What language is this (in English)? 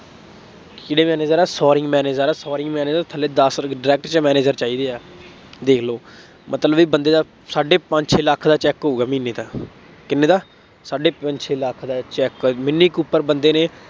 Punjabi